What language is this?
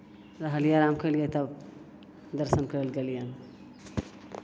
Maithili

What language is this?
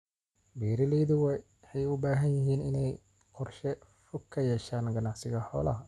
Somali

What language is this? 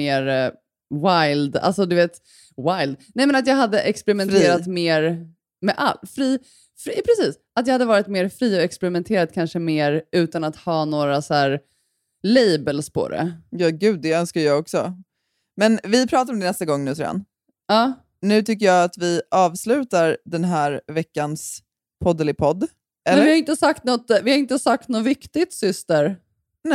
Swedish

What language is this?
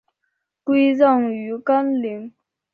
Chinese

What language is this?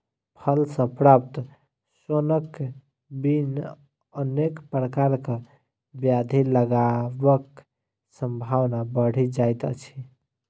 Maithili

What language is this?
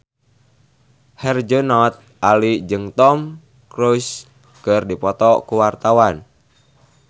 Sundanese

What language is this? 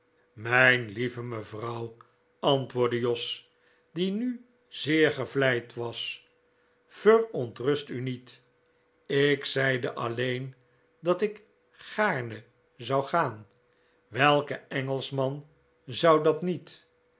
Dutch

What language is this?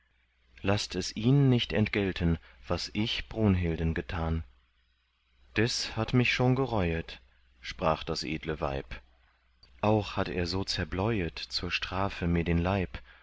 German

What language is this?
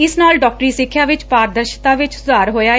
Punjabi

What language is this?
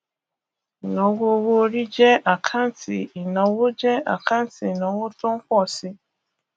Yoruba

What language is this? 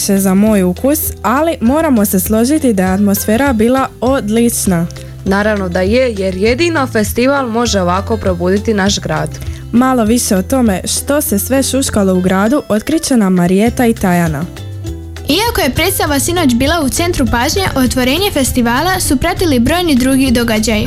Croatian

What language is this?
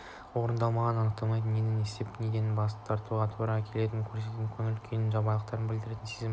Kazakh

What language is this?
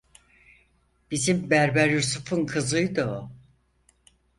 Turkish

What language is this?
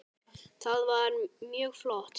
Icelandic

